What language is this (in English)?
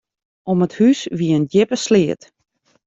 Western Frisian